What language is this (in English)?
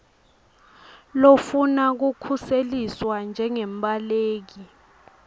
Swati